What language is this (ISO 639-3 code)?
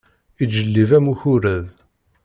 kab